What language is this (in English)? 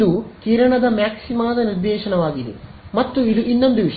Kannada